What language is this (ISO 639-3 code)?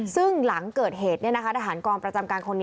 tha